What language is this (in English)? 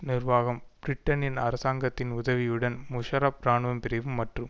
Tamil